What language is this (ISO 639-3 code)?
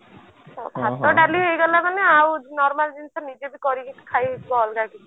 ori